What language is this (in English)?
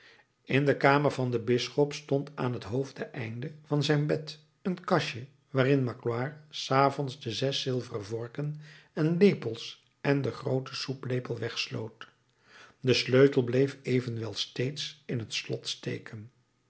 Dutch